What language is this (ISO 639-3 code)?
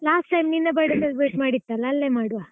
kan